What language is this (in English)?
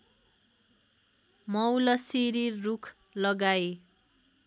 Nepali